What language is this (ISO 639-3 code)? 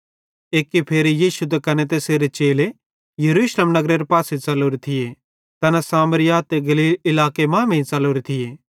bhd